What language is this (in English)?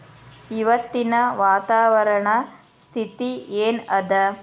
Kannada